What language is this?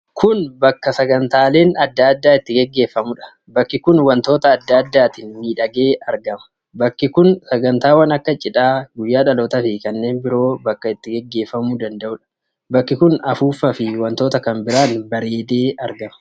Oromo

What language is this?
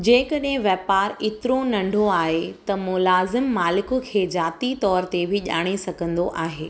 Sindhi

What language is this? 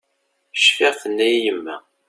Kabyle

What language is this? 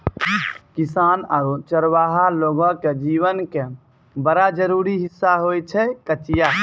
Maithili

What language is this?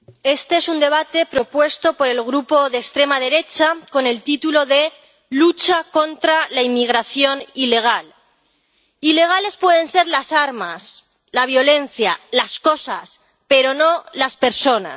Spanish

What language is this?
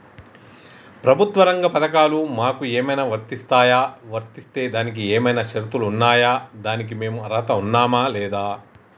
Telugu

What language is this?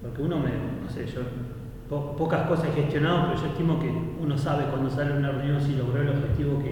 Spanish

